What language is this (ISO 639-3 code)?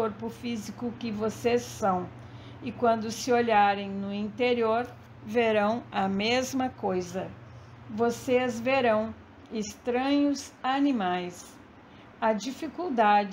por